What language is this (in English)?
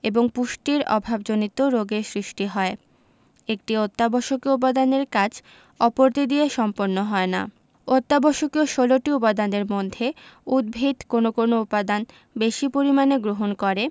Bangla